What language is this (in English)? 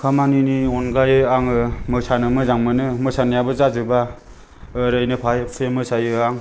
Bodo